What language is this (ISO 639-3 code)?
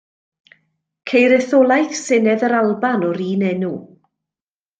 cym